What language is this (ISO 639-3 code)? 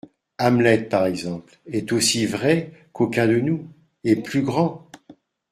fra